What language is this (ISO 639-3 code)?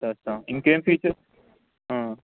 tel